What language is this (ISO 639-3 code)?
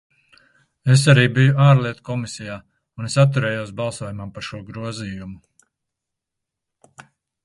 lav